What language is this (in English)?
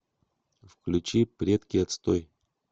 Russian